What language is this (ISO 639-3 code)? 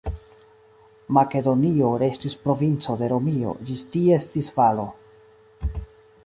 epo